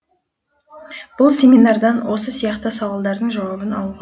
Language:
Kazakh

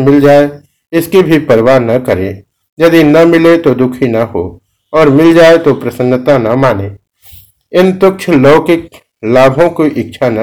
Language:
Hindi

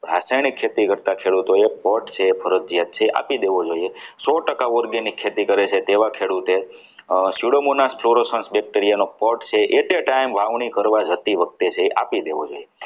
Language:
Gujarati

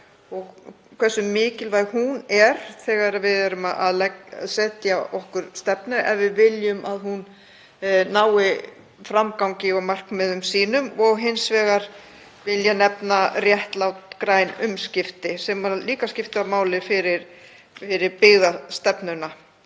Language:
Icelandic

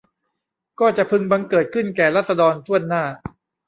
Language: Thai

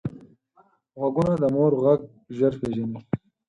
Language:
Pashto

